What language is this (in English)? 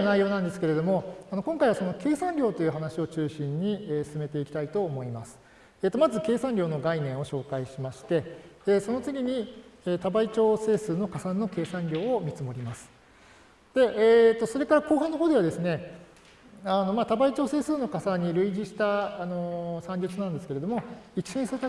Japanese